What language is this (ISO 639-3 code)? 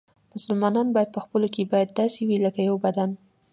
pus